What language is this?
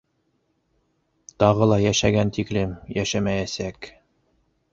Bashkir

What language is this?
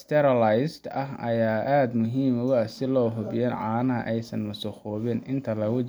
Somali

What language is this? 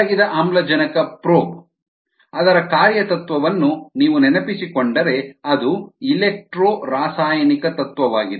Kannada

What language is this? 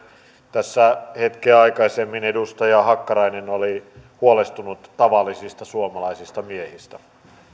Finnish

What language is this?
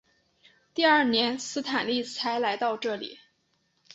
Chinese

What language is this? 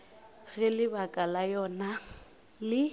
Northern Sotho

